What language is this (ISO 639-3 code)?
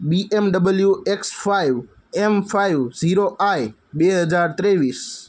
guj